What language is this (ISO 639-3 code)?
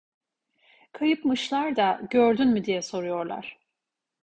tur